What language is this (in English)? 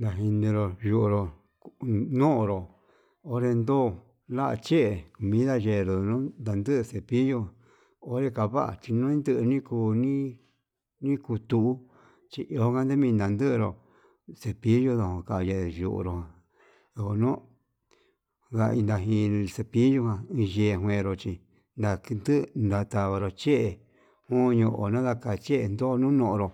Yutanduchi Mixtec